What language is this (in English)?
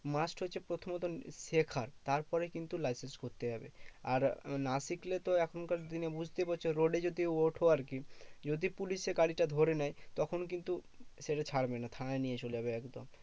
Bangla